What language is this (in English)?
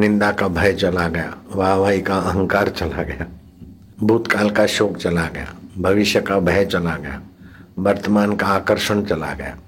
Hindi